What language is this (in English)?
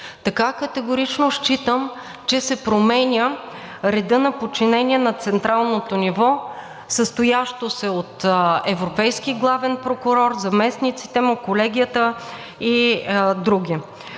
Bulgarian